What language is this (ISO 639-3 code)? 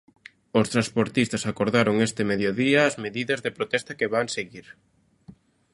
glg